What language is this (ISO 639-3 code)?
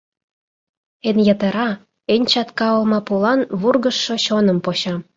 chm